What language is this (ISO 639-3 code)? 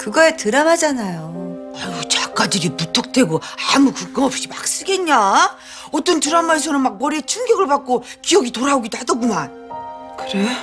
kor